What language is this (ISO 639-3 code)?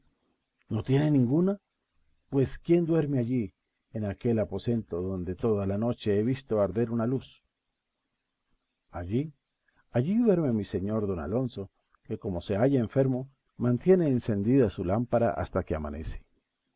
spa